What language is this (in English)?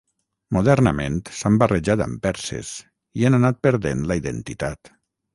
Catalan